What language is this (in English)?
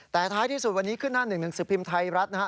Thai